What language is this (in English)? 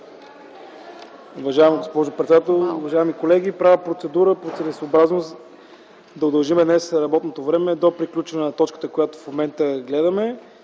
Bulgarian